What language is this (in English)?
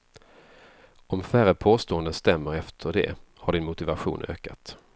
Swedish